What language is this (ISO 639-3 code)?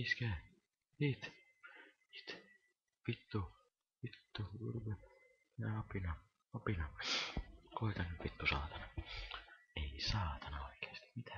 fin